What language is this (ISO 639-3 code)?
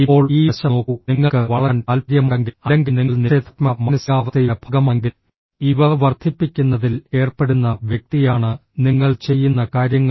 mal